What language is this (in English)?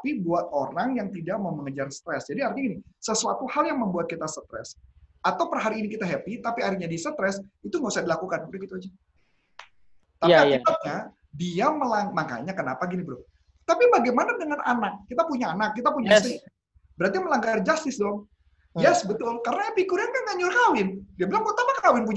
Indonesian